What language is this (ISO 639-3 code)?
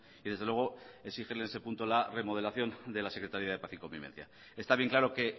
spa